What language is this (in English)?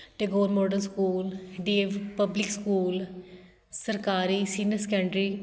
Punjabi